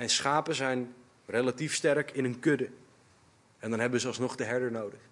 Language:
Dutch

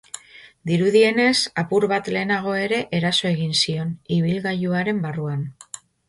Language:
Basque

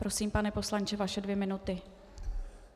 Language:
Czech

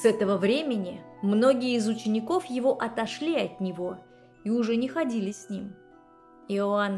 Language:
Russian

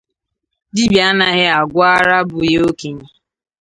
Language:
Igbo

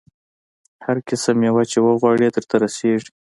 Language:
Pashto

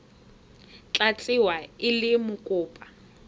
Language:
Tswana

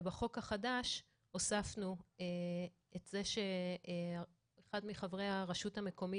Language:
Hebrew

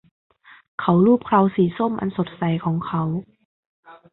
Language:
Thai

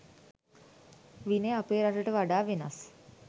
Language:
Sinhala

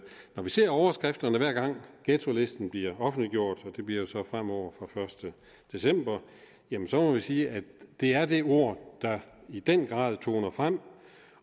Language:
Danish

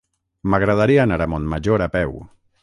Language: Catalan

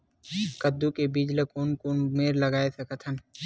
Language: Chhattisgarhi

